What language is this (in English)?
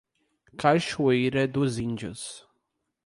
Portuguese